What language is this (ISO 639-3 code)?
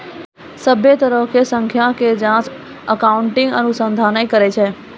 mai